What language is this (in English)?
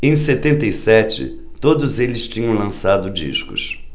Portuguese